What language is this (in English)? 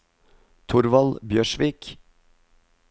Norwegian